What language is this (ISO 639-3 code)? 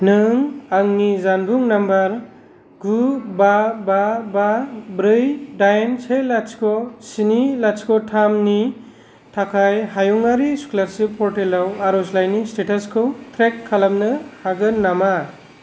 brx